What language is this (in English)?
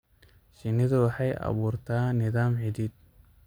Somali